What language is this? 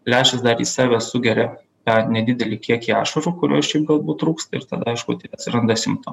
Lithuanian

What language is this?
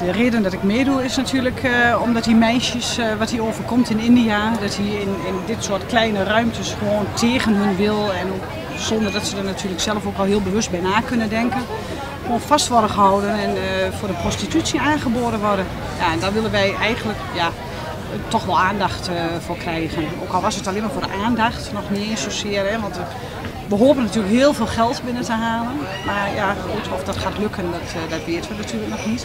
Dutch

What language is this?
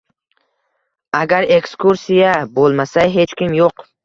Uzbek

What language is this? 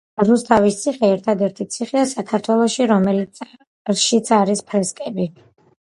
Georgian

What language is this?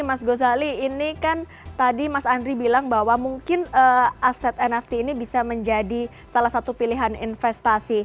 Indonesian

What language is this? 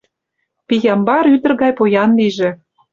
Mari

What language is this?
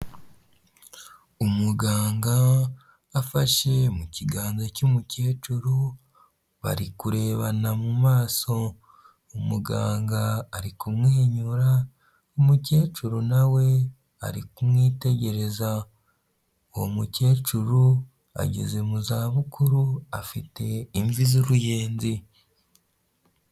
Kinyarwanda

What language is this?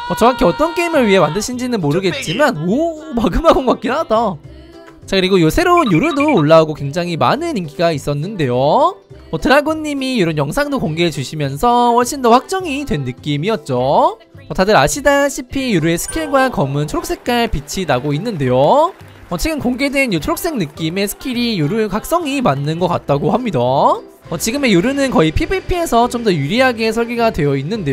Korean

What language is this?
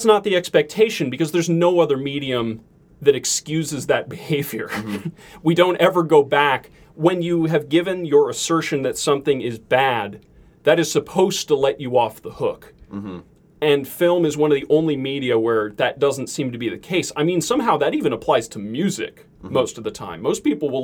English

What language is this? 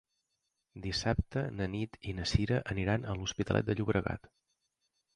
Catalan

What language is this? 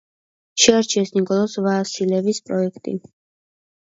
Georgian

